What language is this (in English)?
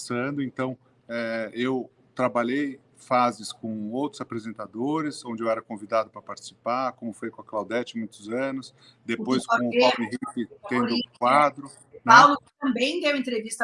Portuguese